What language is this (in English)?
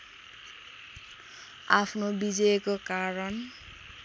Nepali